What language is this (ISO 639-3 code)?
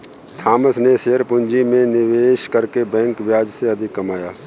hin